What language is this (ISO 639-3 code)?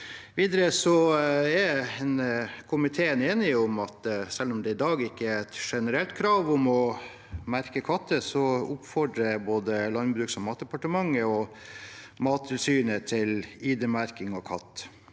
nor